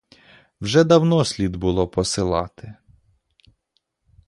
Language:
Ukrainian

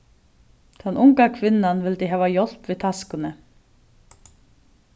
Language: Faroese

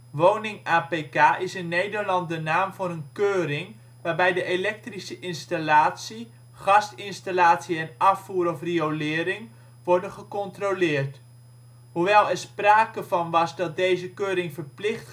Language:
Dutch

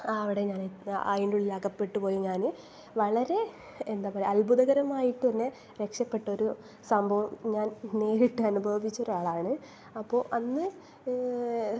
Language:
Malayalam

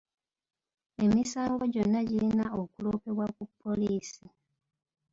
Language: Ganda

